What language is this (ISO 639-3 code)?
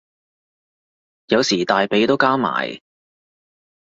yue